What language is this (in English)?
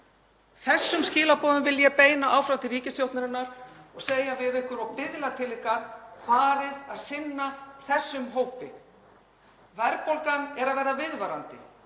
Icelandic